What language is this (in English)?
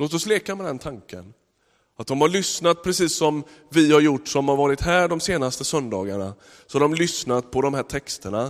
Swedish